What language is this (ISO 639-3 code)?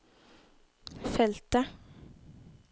nor